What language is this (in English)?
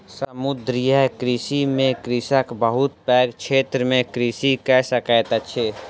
Maithili